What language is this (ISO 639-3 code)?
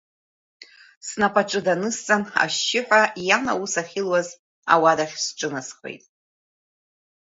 abk